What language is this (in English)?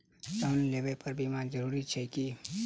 Maithili